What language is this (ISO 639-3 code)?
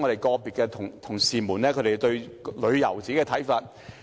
yue